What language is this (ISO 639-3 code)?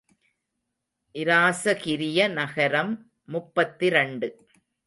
tam